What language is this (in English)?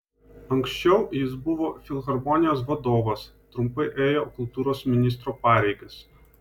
Lithuanian